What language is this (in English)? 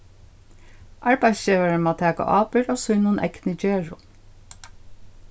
Faroese